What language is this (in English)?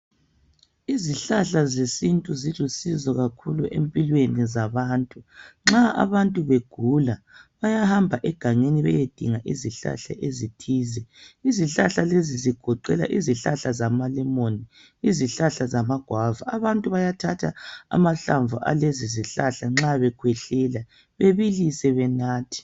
North Ndebele